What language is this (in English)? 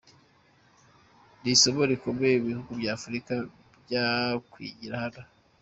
Kinyarwanda